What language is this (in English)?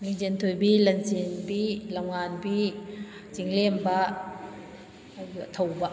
Manipuri